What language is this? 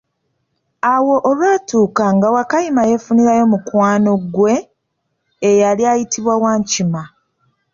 Ganda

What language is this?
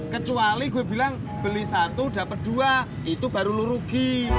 Indonesian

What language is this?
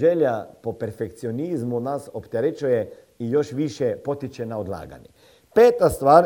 Croatian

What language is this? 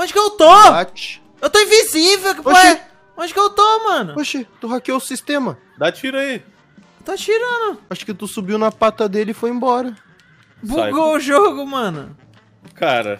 Portuguese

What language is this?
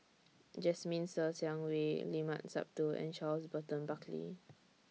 English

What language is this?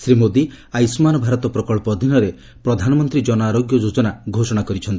Odia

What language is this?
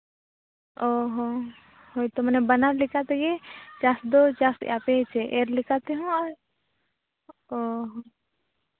Santali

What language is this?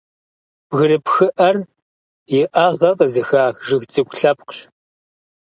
Kabardian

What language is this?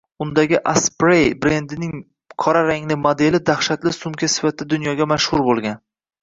Uzbek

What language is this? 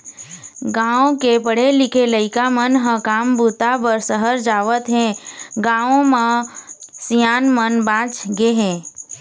Chhattisgarhi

